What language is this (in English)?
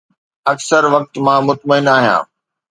Sindhi